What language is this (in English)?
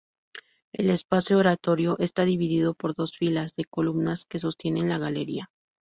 Spanish